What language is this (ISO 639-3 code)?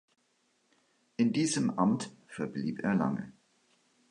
deu